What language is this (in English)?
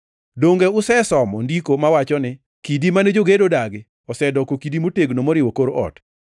Luo (Kenya and Tanzania)